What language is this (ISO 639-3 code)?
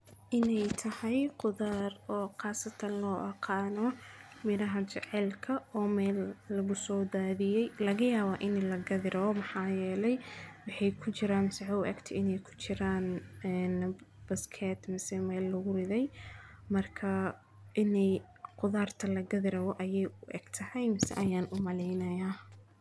som